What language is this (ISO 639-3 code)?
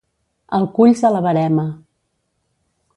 cat